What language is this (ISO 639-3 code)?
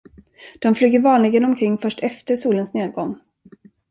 swe